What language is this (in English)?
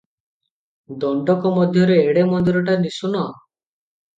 Odia